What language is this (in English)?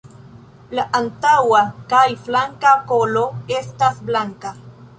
Esperanto